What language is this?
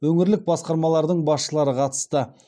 Kazakh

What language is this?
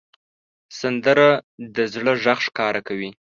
Pashto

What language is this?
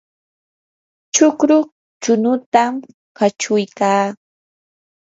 Yanahuanca Pasco Quechua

